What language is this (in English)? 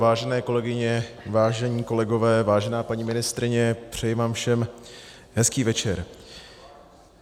Czech